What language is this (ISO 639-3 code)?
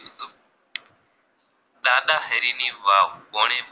guj